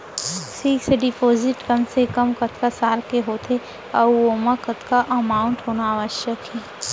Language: Chhattisgarhi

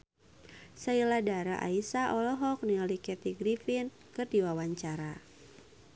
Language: Sundanese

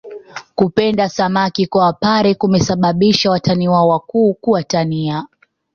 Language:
Swahili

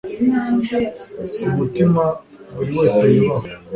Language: Kinyarwanda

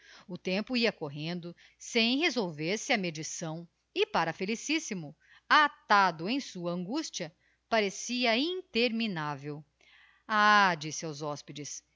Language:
Portuguese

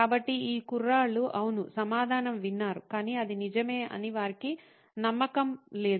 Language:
Telugu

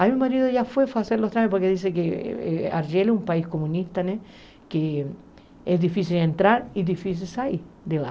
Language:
Portuguese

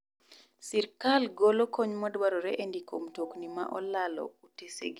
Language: Luo (Kenya and Tanzania)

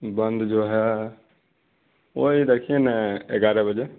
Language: Urdu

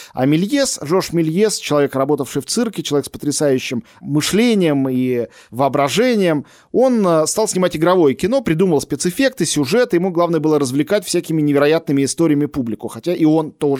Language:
Russian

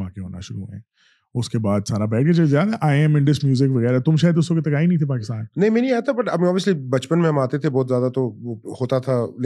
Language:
Urdu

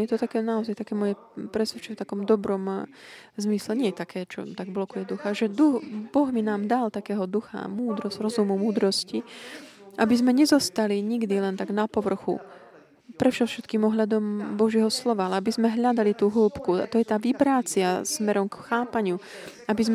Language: Slovak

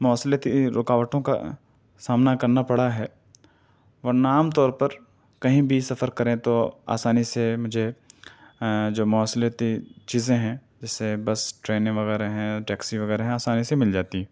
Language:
Urdu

